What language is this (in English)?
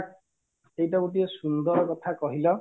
Odia